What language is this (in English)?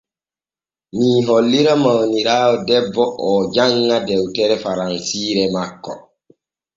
Borgu Fulfulde